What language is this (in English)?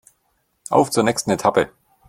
German